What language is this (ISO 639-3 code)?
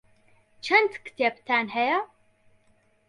ckb